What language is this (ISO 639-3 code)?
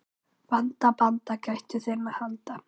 isl